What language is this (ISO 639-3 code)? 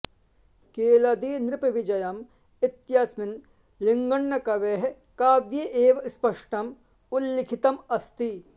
san